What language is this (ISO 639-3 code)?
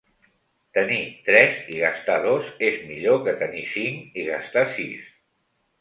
cat